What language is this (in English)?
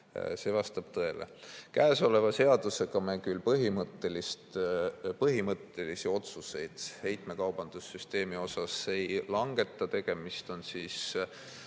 Estonian